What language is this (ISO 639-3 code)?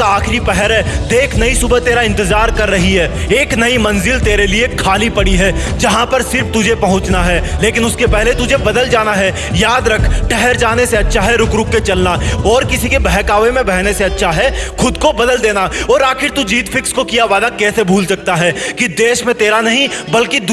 hin